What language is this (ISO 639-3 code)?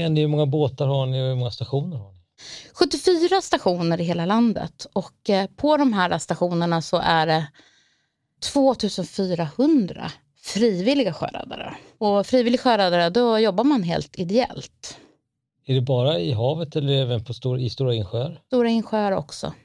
swe